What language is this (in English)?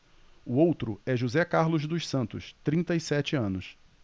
Portuguese